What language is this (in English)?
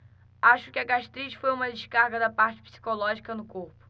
Portuguese